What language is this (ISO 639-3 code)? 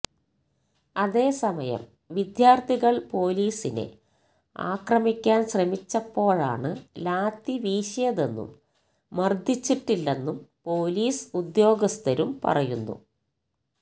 mal